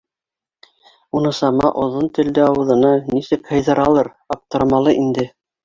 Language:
Bashkir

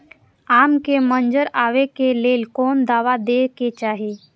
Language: Maithili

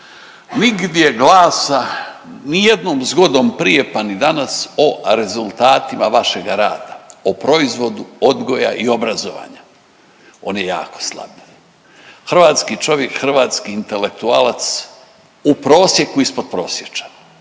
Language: Croatian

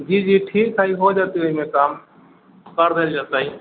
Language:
Maithili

